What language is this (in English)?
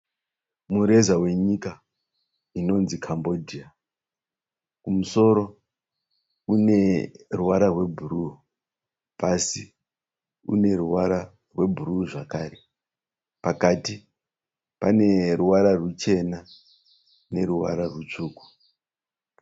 Shona